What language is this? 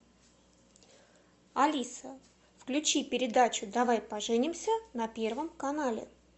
Russian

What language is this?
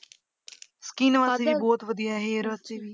Punjabi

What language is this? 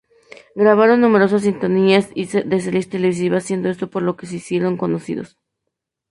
Spanish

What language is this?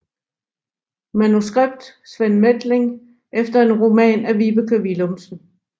Danish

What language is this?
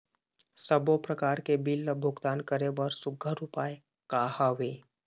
Chhattisgarhi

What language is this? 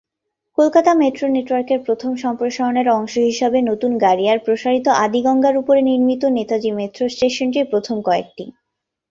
Bangla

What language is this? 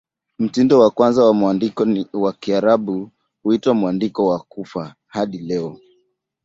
Swahili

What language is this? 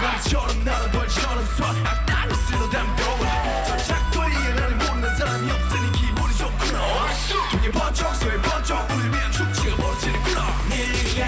Korean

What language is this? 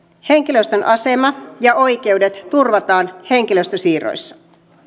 Finnish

